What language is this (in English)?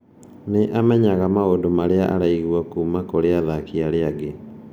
Kikuyu